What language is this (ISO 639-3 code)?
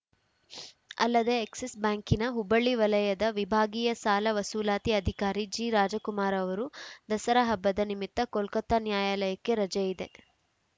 kan